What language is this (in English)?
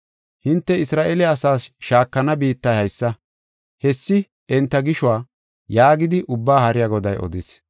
Gofa